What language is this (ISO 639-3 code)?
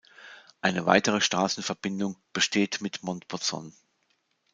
deu